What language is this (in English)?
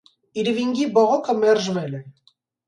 Armenian